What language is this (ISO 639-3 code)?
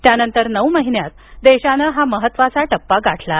mar